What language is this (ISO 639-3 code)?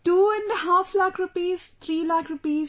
eng